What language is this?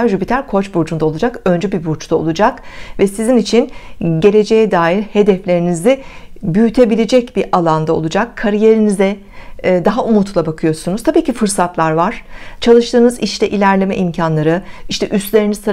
Turkish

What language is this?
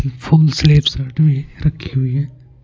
Hindi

